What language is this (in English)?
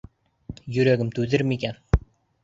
Bashkir